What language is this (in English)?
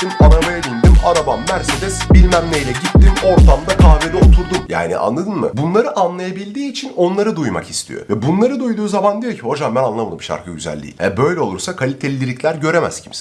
Turkish